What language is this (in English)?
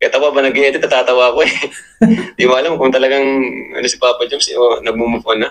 Filipino